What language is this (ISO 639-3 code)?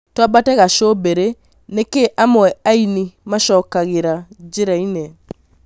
kik